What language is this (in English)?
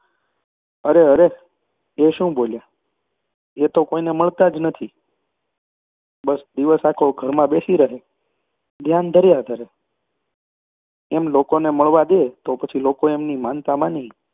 Gujarati